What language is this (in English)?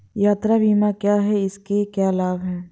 Hindi